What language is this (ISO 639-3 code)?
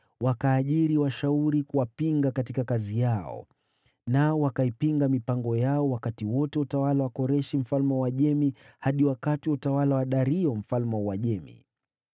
swa